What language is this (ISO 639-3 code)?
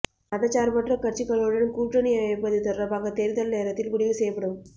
tam